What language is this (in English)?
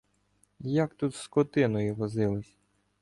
Ukrainian